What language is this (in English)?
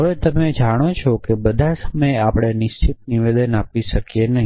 Gujarati